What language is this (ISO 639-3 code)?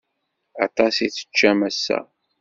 kab